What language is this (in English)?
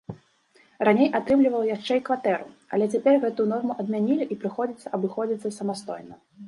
Belarusian